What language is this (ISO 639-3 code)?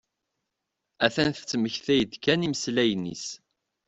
kab